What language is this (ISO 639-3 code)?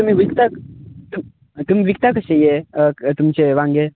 kok